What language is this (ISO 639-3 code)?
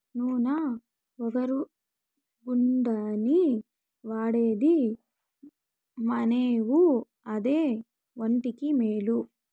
tel